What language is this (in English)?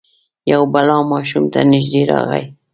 Pashto